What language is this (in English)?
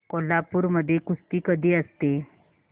Marathi